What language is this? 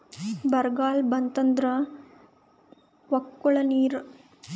Kannada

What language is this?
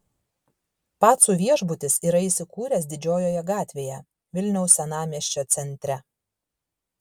Lithuanian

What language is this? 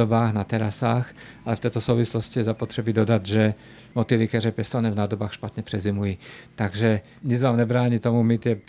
Czech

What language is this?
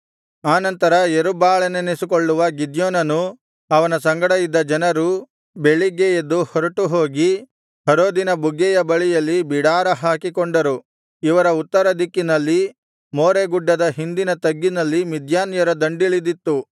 Kannada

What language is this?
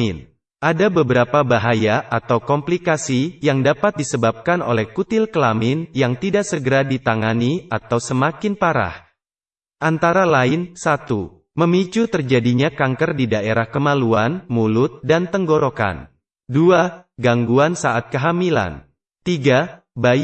Indonesian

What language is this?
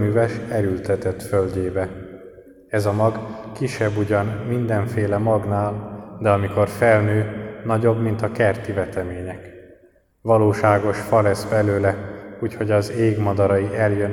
Hungarian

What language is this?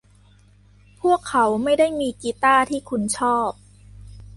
Thai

